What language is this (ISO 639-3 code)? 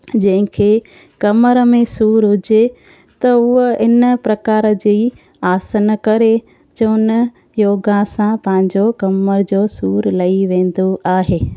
snd